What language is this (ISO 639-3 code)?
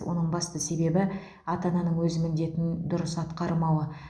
kaz